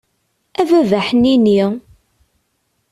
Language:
Kabyle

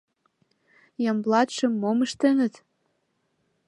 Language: Mari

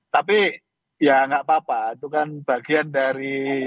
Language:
Indonesian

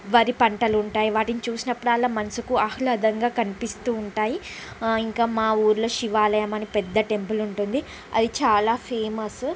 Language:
Telugu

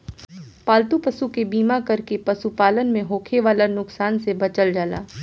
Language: Bhojpuri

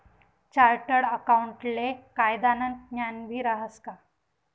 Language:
Marathi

